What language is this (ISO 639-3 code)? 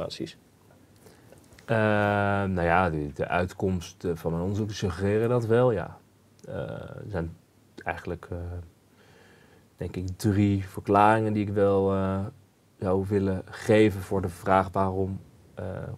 nld